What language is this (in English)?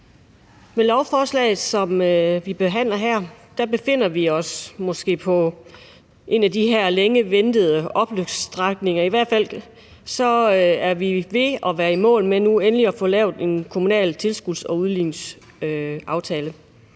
Danish